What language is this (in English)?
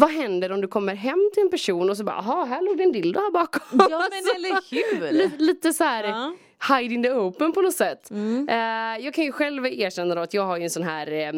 Swedish